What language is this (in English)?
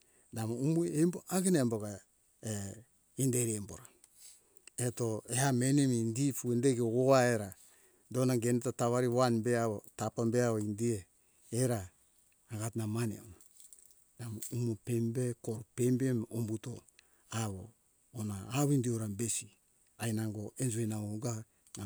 Hunjara-Kaina Ke